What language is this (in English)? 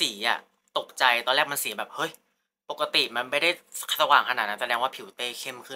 Thai